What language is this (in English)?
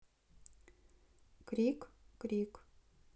Russian